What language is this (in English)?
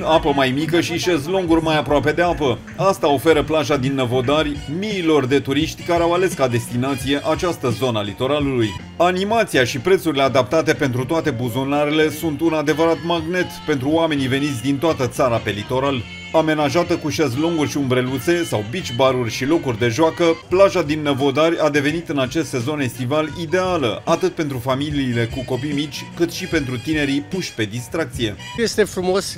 Romanian